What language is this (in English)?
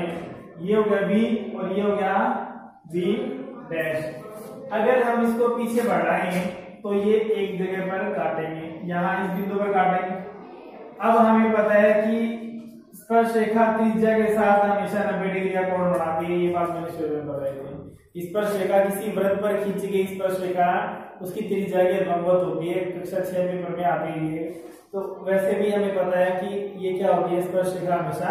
Hindi